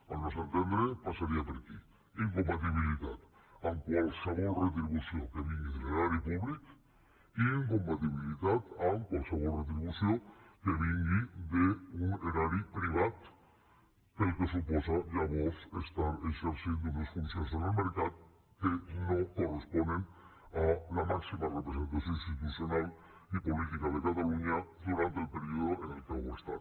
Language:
Catalan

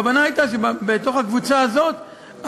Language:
Hebrew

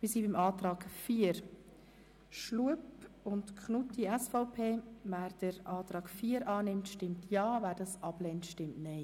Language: Swiss German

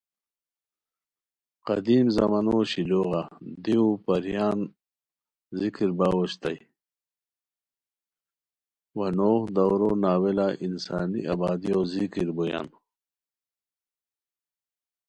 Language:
Khowar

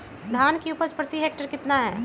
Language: Magahi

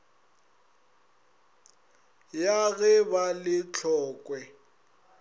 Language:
Northern Sotho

